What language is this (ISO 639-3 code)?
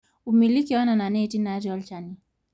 mas